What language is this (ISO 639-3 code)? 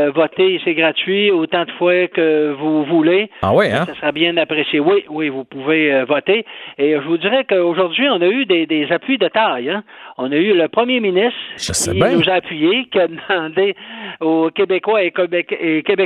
fra